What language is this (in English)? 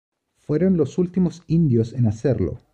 Spanish